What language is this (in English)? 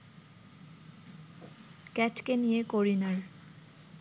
Bangla